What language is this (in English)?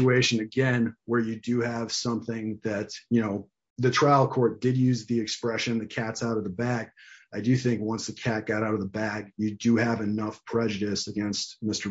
English